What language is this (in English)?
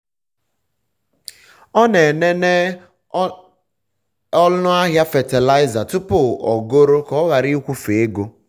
Igbo